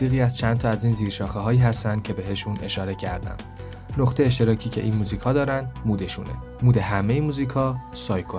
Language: Persian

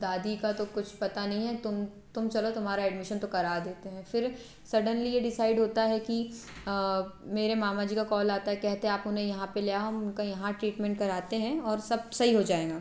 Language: Hindi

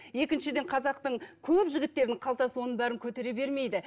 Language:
Kazakh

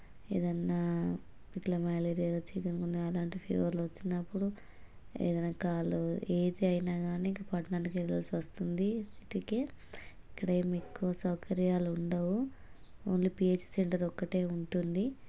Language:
Telugu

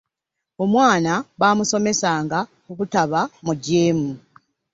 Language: Ganda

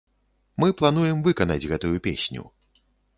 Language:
Belarusian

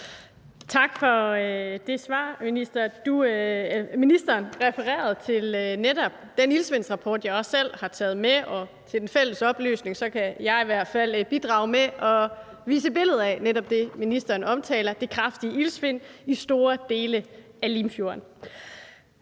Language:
Danish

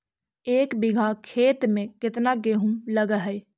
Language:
Magahi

